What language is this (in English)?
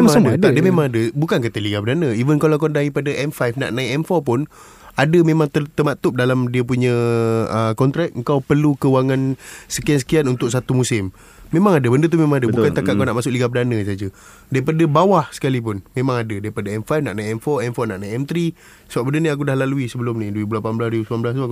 Malay